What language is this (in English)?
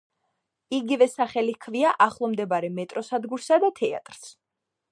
Georgian